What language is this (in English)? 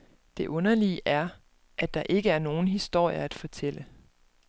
Danish